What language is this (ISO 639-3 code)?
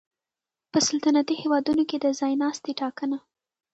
pus